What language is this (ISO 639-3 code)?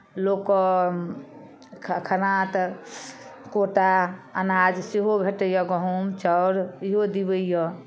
mai